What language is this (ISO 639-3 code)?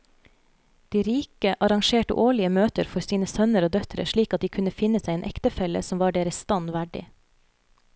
nor